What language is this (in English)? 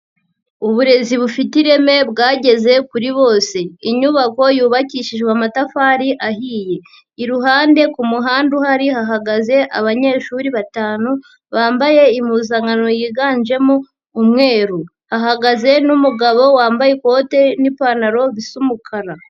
Kinyarwanda